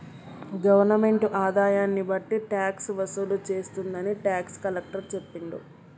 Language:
Telugu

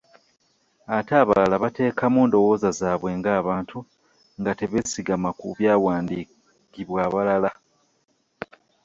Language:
Ganda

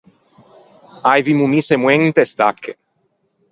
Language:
Ligurian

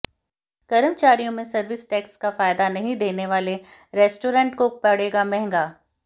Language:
Hindi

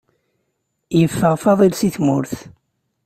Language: Kabyle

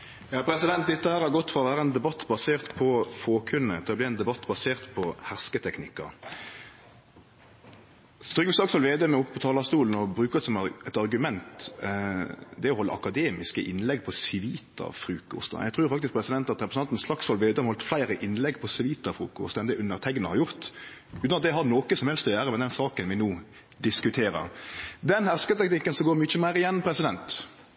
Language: Norwegian Nynorsk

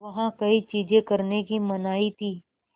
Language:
Hindi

